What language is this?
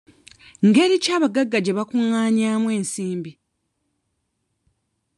Ganda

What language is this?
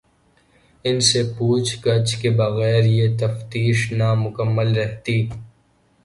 Urdu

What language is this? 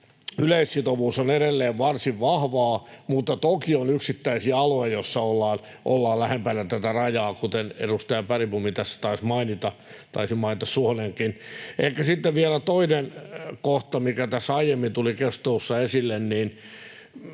Finnish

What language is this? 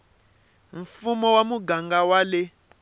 Tsonga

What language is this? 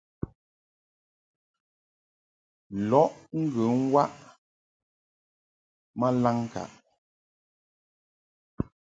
Mungaka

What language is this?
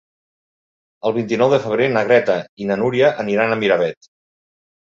Catalan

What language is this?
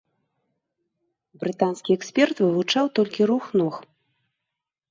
Belarusian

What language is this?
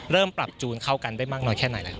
Thai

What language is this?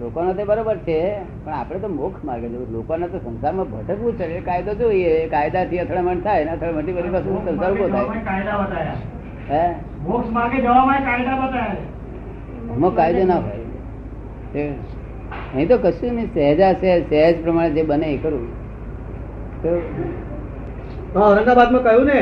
Gujarati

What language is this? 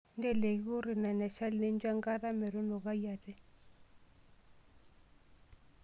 Masai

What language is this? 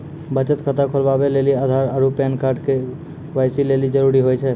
Maithili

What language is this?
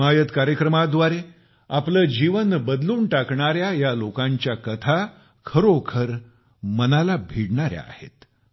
Marathi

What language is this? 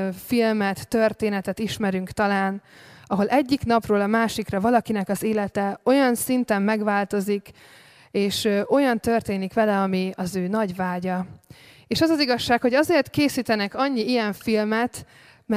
Hungarian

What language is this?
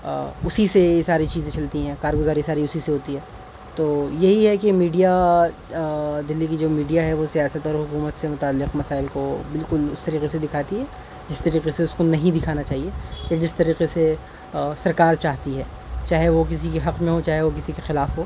Urdu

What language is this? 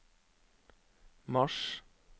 Norwegian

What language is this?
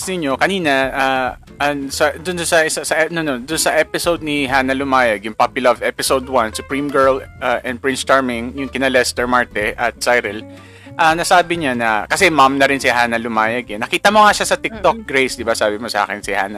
Filipino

